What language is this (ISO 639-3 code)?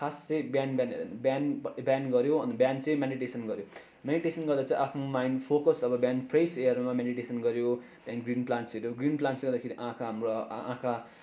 nep